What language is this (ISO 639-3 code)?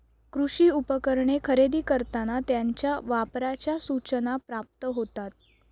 mar